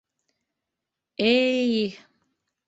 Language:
Bashkir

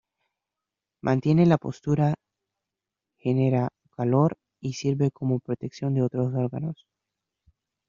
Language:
Spanish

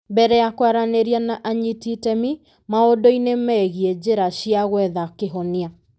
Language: Kikuyu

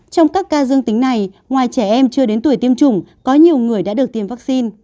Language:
Vietnamese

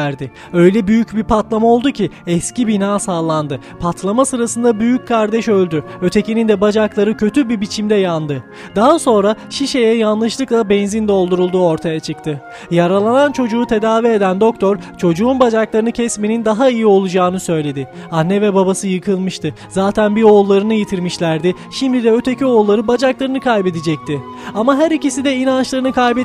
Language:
Turkish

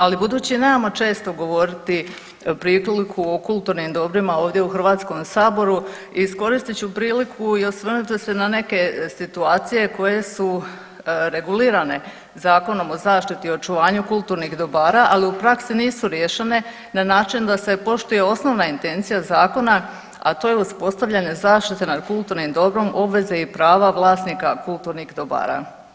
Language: Croatian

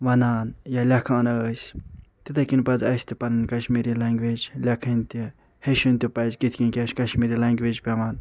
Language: Kashmiri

